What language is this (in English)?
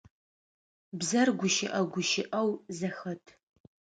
Adyghe